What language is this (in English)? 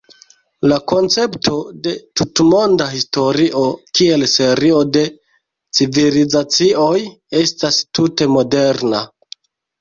Esperanto